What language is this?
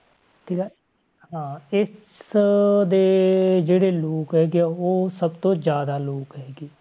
Punjabi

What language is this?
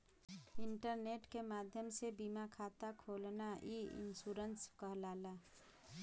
Bhojpuri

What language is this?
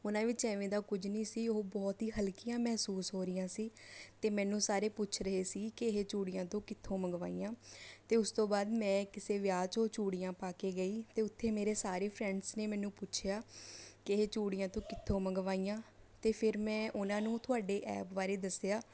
Punjabi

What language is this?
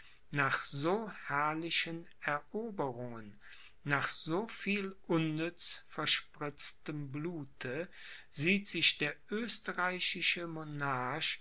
German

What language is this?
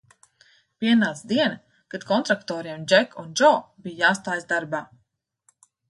Latvian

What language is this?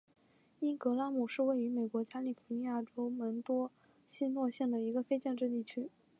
Chinese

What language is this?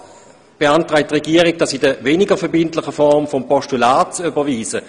Swiss German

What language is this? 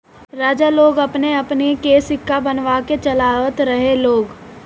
Bhojpuri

